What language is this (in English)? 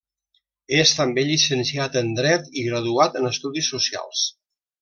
Catalan